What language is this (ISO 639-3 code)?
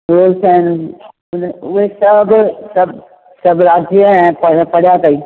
snd